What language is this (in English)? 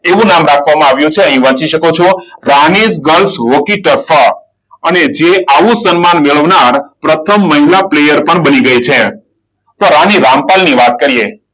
Gujarati